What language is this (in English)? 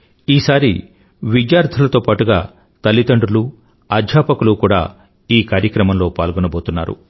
Telugu